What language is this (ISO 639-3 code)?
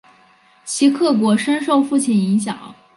zho